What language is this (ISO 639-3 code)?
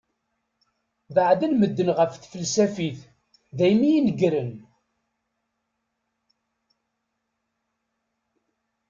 kab